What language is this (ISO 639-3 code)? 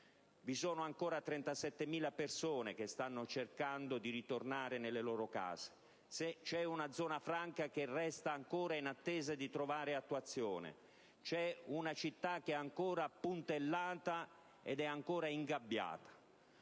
ita